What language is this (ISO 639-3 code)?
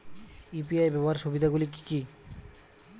ben